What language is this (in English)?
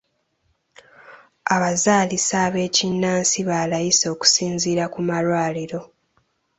Ganda